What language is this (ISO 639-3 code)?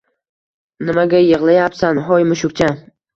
uzb